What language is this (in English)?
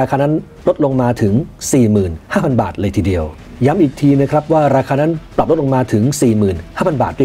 Thai